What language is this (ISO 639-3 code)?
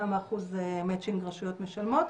heb